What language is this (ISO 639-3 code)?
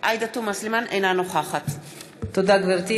heb